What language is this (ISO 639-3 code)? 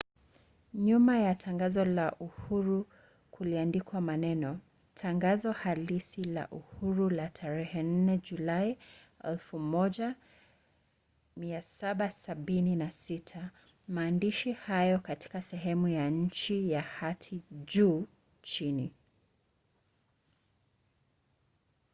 swa